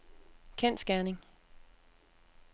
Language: Danish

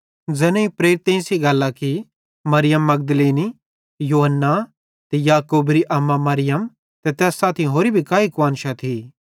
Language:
Bhadrawahi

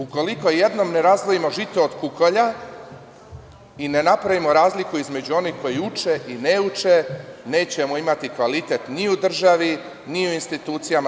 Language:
Serbian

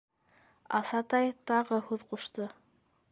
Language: Bashkir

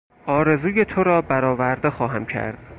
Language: Persian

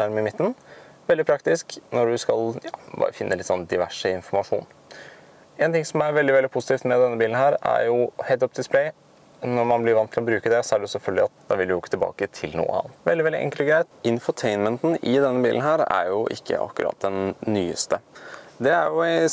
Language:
Norwegian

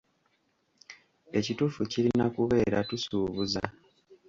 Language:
Ganda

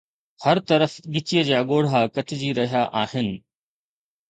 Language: Sindhi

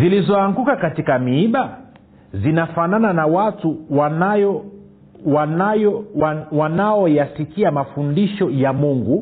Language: Swahili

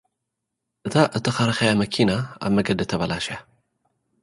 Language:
Tigrinya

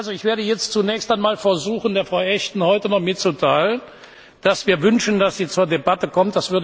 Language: German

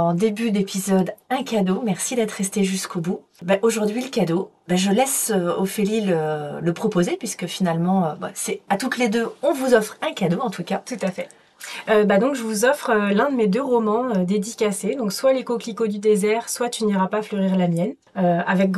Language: French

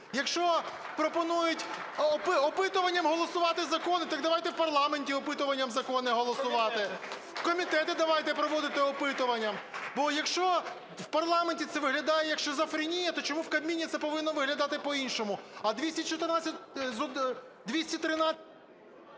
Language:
Ukrainian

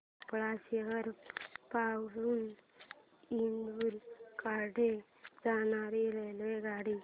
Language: Marathi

